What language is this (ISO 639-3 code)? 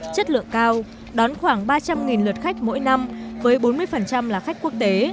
vie